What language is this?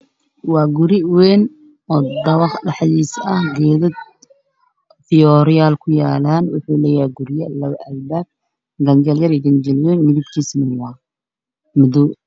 Somali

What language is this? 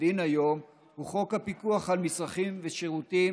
Hebrew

